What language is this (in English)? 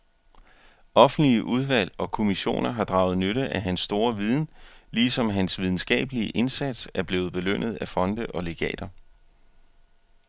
Danish